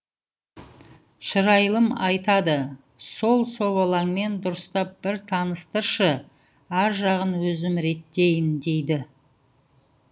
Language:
Kazakh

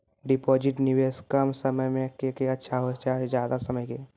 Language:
Maithili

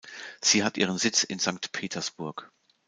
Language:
German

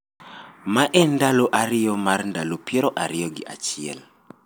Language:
Luo (Kenya and Tanzania)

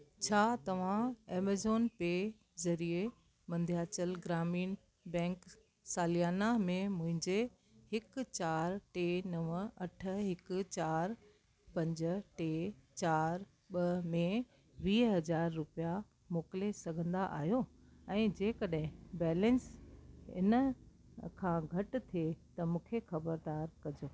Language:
Sindhi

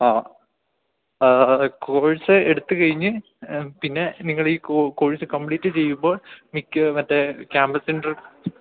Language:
Malayalam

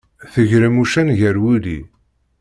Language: Kabyle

